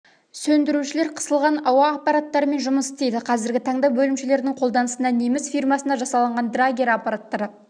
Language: Kazakh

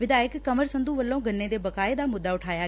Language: Punjabi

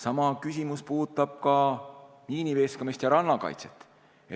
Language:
Estonian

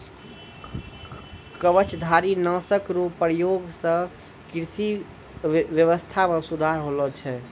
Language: Maithili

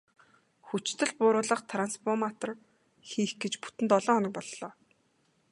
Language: Mongolian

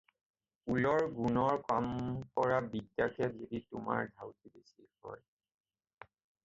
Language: Assamese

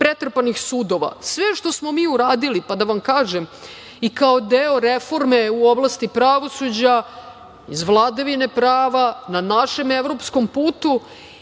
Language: Serbian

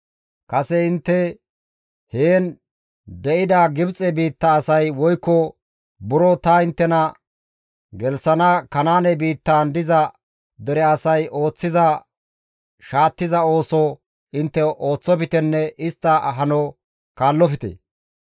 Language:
Gamo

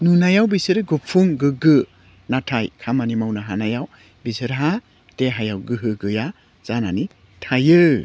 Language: Bodo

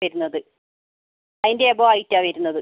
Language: Malayalam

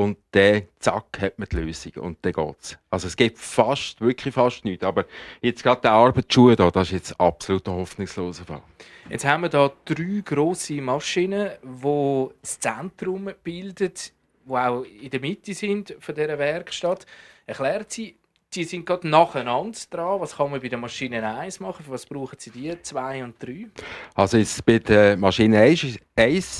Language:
German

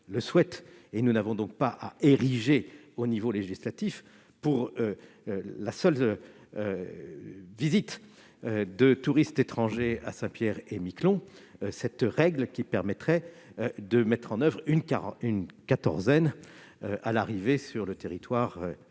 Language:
French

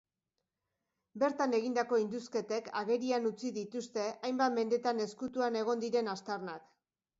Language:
Basque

